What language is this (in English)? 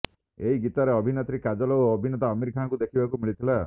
Odia